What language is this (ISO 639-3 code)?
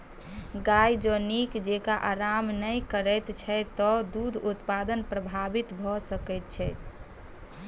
mai